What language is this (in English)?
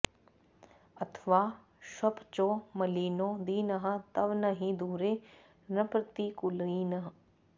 Sanskrit